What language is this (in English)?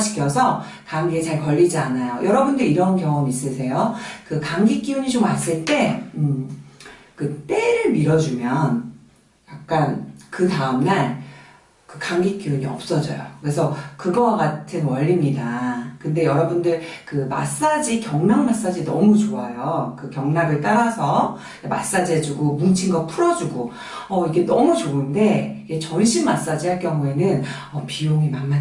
Korean